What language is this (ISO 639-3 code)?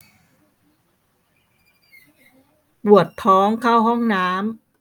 tha